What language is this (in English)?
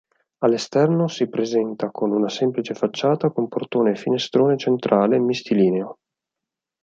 Italian